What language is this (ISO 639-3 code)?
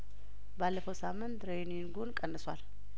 amh